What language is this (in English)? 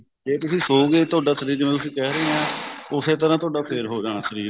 Punjabi